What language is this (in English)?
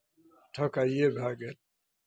Maithili